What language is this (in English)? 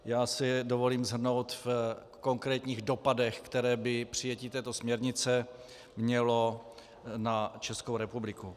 Czech